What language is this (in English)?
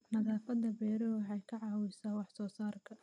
Somali